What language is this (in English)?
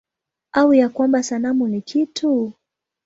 Swahili